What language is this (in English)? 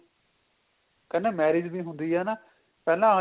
Punjabi